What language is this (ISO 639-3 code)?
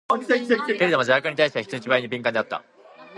jpn